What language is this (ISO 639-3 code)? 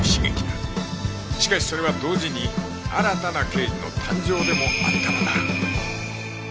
jpn